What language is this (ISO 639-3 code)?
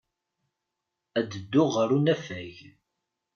kab